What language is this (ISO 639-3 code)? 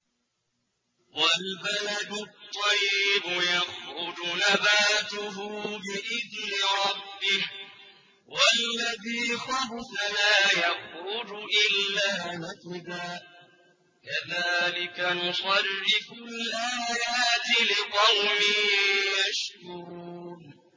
ara